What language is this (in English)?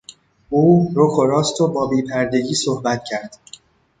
Persian